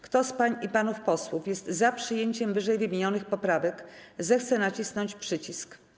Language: Polish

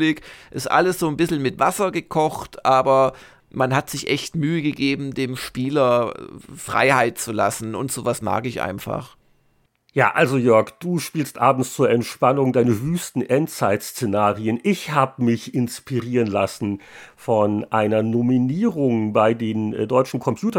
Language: German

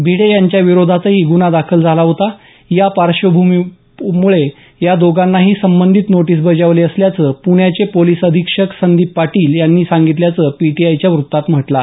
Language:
Marathi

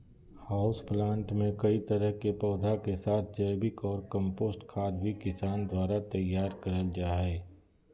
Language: Magahi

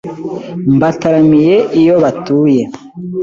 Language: Kinyarwanda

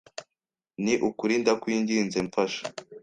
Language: Kinyarwanda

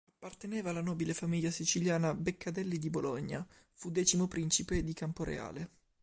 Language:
Italian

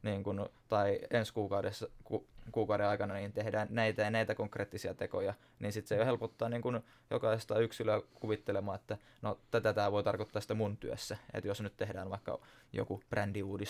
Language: Finnish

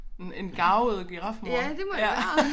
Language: Danish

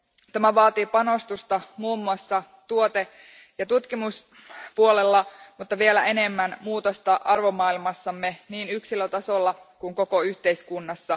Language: Finnish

